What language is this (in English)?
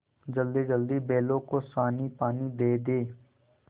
Hindi